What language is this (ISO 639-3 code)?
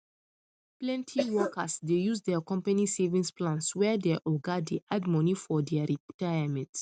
pcm